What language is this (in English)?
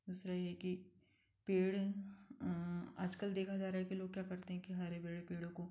Hindi